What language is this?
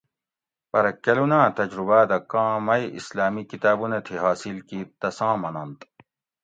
Gawri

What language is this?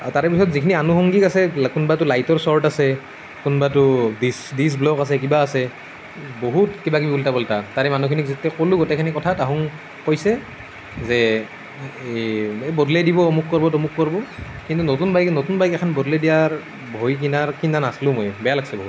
Assamese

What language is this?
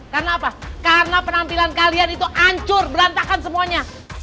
Indonesian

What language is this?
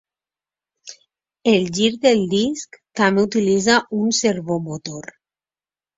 Catalan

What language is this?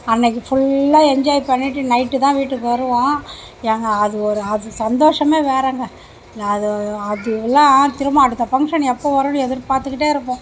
Tamil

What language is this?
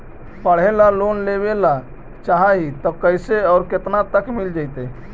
Magahi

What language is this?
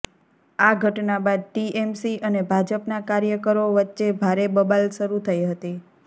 Gujarati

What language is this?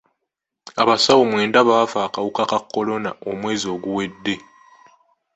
Ganda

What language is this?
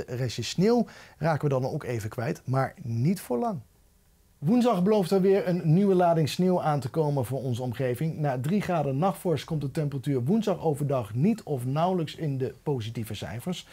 Dutch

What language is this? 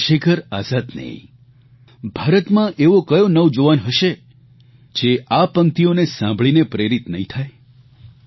Gujarati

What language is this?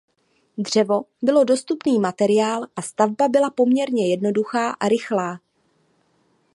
Czech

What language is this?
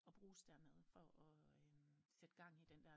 Danish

